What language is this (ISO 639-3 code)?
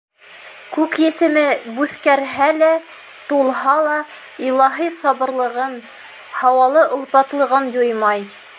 bak